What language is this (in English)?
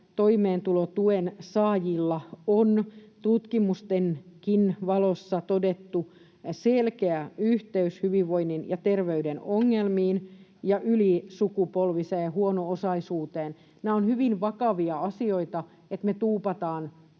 Finnish